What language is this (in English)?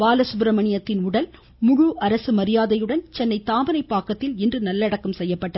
Tamil